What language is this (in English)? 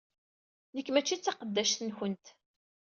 Kabyle